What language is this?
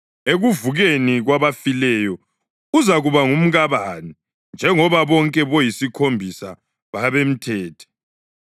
North Ndebele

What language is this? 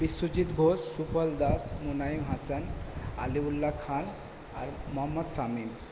Bangla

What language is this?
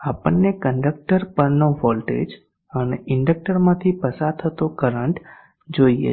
Gujarati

